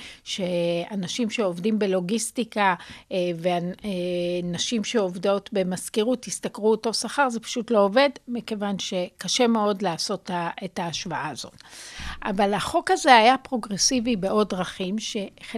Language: Hebrew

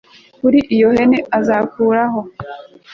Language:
Kinyarwanda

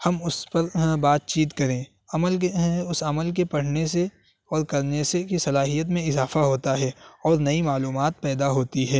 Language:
Urdu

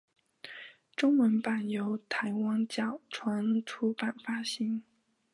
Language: Chinese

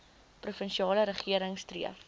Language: Afrikaans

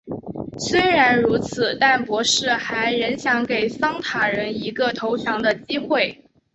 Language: Chinese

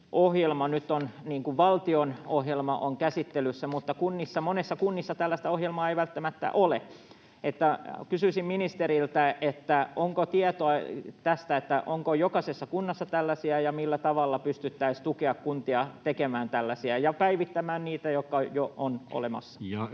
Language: Finnish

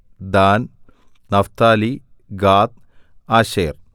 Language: Malayalam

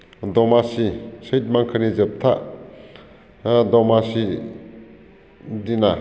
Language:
Bodo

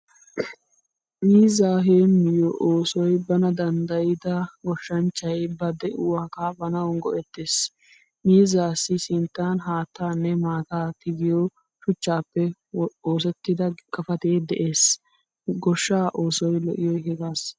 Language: Wolaytta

